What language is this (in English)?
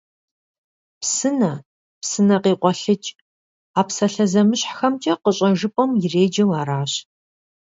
Kabardian